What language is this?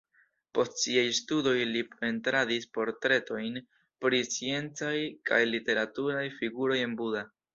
Esperanto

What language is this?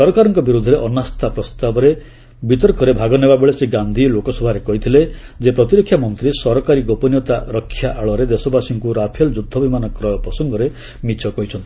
Odia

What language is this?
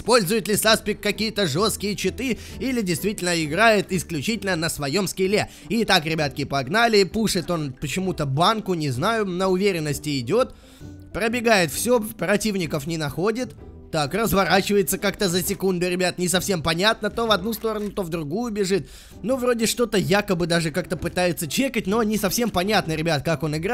Russian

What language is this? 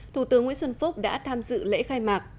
Vietnamese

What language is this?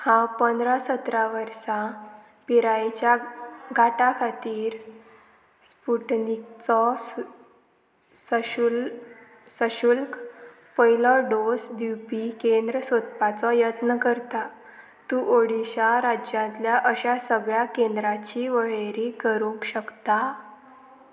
Konkani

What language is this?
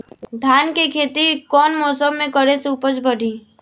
Bhojpuri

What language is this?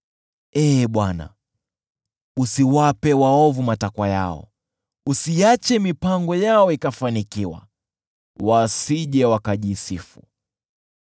Swahili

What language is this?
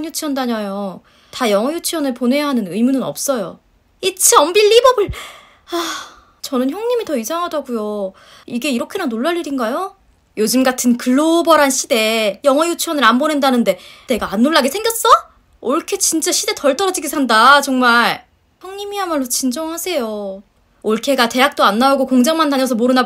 Korean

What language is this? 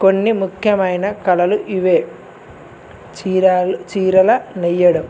Telugu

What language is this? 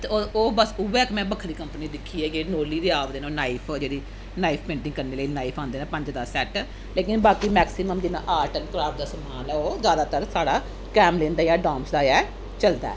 Dogri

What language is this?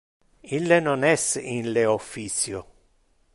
Interlingua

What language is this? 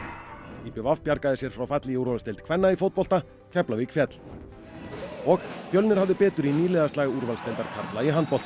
Icelandic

